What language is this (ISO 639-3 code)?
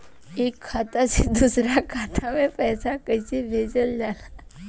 bho